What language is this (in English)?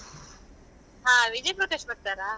Kannada